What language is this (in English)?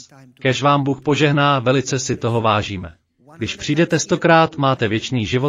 Czech